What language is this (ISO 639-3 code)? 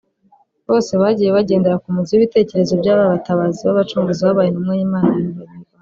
kin